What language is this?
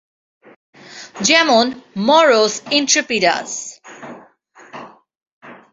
Bangla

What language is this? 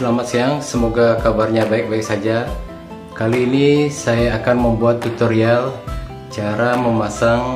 Indonesian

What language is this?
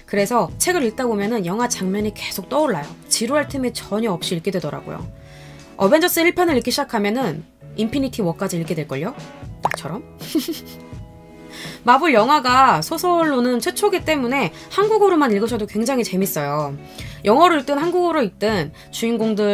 Korean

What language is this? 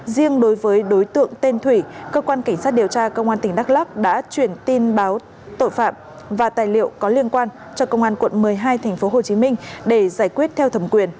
Vietnamese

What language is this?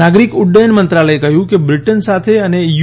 Gujarati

